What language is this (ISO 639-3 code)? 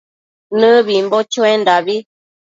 mcf